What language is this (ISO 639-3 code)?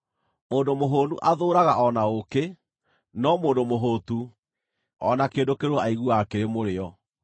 kik